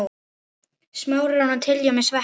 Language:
Icelandic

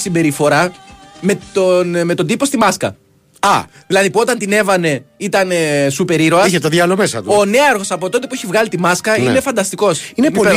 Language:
Greek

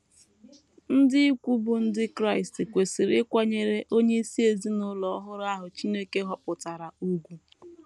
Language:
Igbo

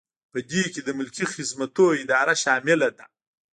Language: Pashto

